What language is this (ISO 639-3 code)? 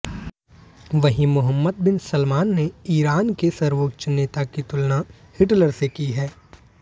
hin